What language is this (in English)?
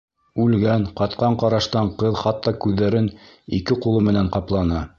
Bashkir